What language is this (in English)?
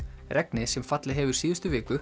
Icelandic